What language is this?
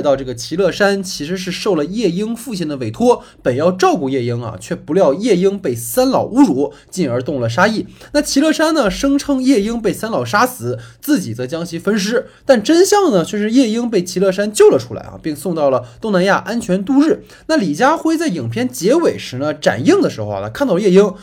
Chinese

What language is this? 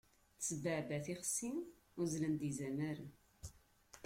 Kabyle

